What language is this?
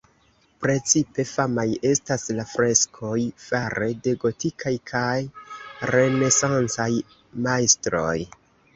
Esperanto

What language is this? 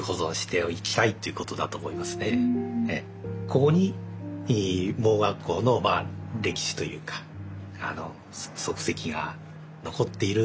Japanese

